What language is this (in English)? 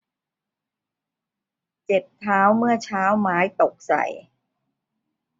Thai